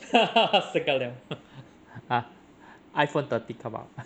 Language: English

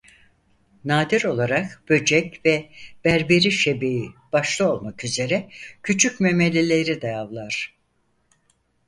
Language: Turkish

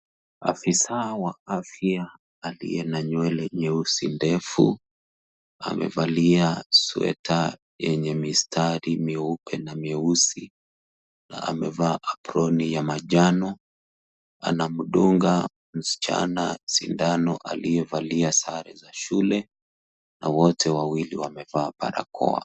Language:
Swahili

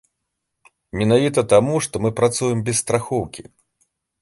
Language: Belarusian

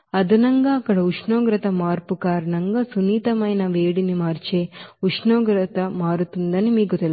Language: Telugu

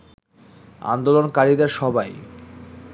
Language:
Bangla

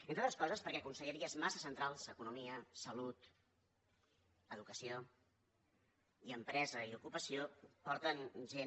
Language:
Catalan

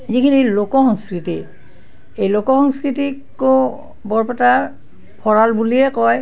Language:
Assamese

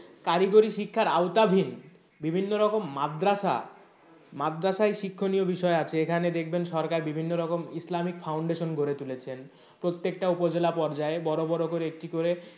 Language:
Bangla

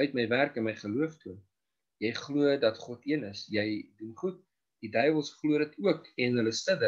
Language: Dutch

